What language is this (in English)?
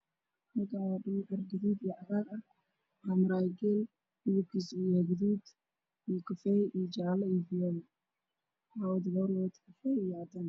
Somali